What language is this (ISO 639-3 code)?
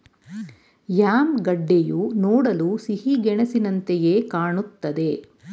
kan